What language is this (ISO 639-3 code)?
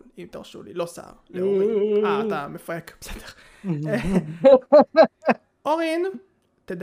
heb